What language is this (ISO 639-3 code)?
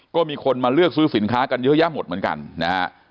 tha